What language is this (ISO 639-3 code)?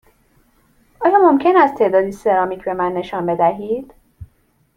fas